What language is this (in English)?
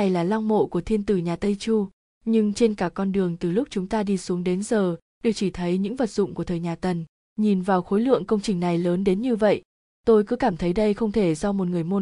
Vietnamese